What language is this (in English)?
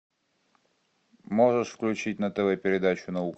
Russian